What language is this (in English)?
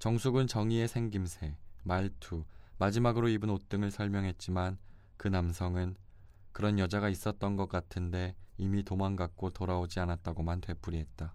Korean